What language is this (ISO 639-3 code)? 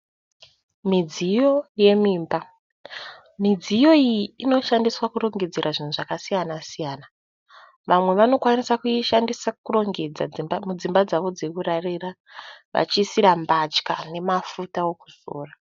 sna